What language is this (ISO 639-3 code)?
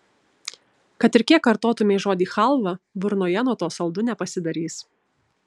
lit